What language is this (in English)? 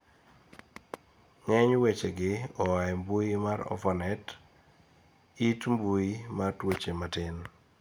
Luo (Kenya and Tanzania)